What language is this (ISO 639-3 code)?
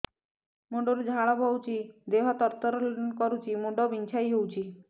ori